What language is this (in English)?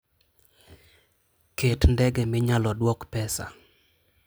Luo (Kenya and Tanzania)